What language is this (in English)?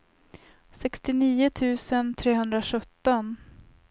Swedish